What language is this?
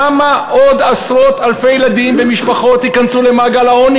Hebrew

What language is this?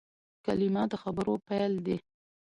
Pashto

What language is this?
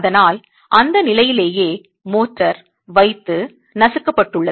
Tamil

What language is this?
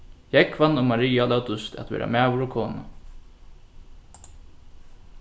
Faroese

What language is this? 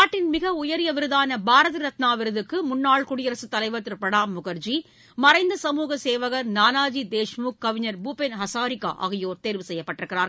Tamil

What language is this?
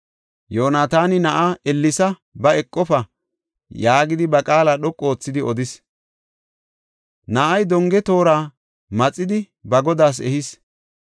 Gofa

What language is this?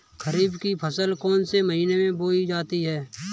Hindi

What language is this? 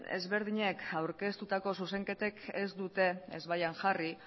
Basque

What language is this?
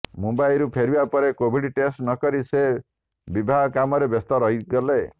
Odia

